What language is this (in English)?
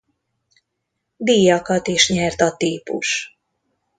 Hungarian